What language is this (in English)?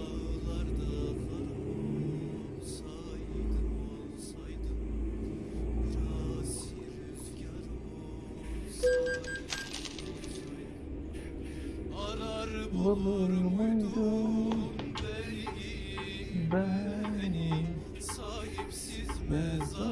Turkish